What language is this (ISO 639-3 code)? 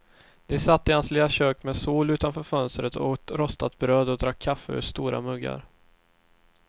swe